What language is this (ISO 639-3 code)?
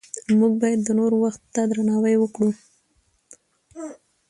pus